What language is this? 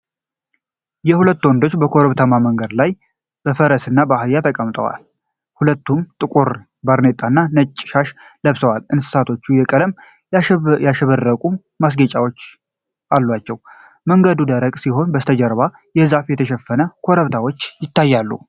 Amharic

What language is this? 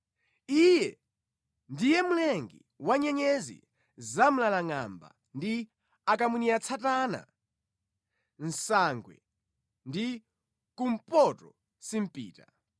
Nyanja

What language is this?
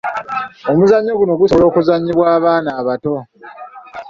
Ganda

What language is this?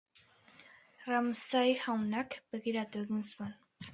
Basque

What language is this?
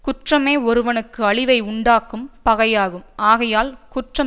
Tamil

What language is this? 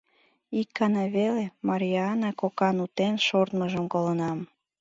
Mari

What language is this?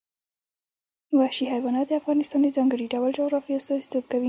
Pashto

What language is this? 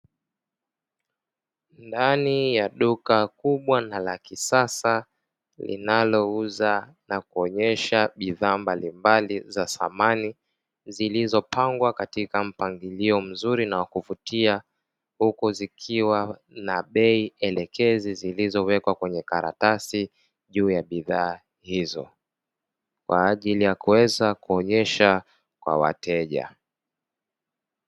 Swahili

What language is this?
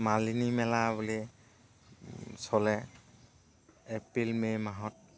Assamese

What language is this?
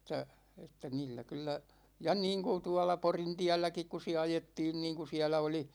Finnish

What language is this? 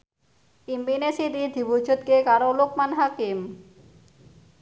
Javanese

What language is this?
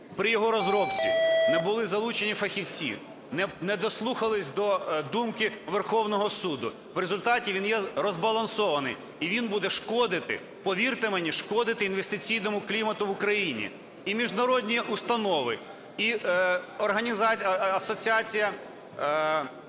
Ukrainian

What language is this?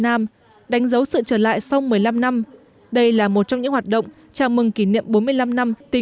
Vietnamese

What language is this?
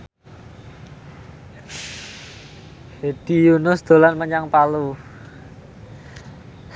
Javanese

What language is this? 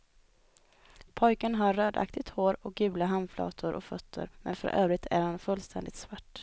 Swedish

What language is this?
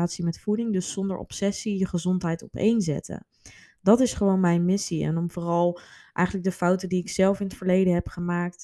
Dutch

